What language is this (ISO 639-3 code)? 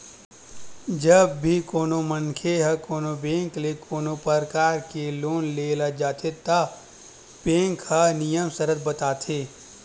hne